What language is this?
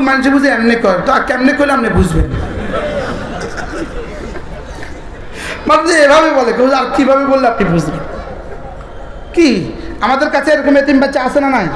Arabic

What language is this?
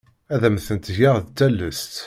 Kabyle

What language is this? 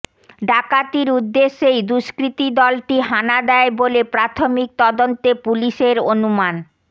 Bangla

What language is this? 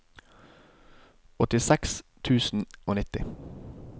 Norwegian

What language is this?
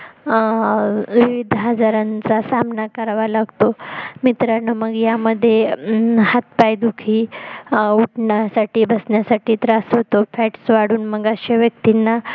Marathi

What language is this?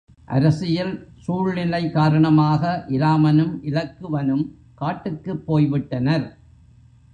Tamil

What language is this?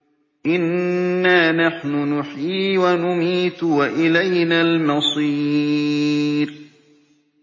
Arabic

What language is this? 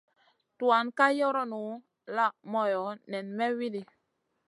Masana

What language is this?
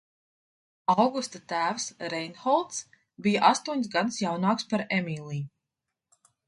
Latvian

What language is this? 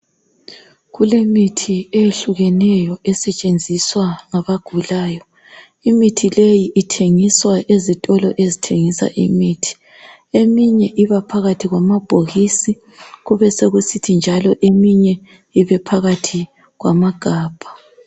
North Ndebele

